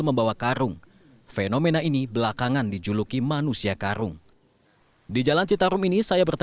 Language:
Indonesian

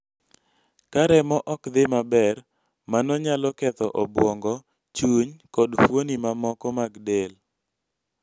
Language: Luo (Kenya and Tanzania)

